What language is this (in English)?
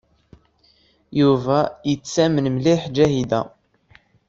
Kabyle